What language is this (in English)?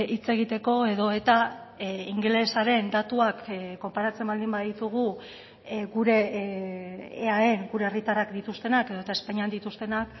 Basque